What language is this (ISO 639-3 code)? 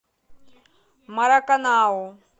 rus